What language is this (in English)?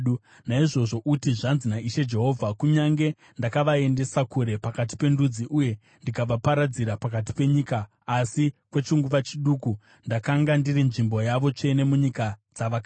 Shona